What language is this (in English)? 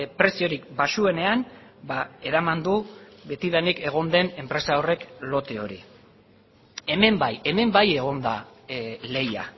Basque